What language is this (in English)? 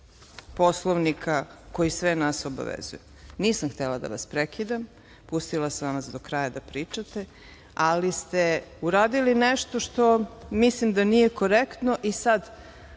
Serbian